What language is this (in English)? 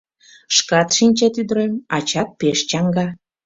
Mari